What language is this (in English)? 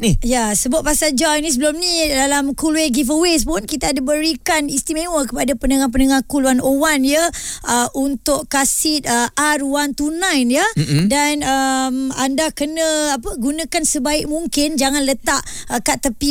Malay